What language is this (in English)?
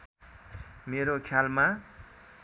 Nepali